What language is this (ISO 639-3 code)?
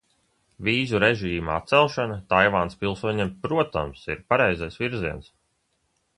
lav